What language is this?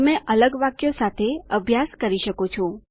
Gujarati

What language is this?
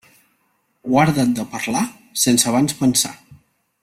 Catalan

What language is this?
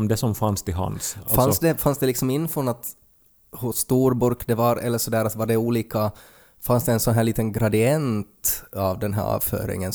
Swedish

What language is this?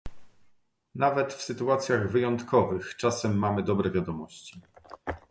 Polish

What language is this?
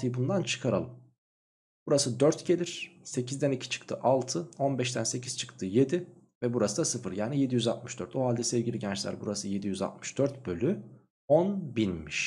Turkish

